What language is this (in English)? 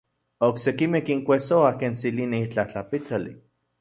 Central Puebla Nahuatl